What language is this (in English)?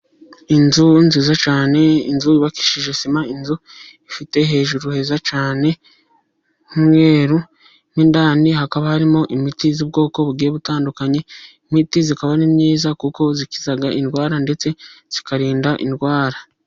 Kinyarwanda